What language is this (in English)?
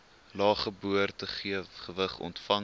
Afrikaans